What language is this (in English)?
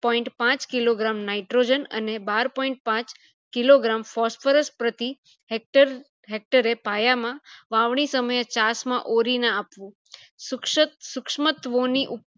Gujarati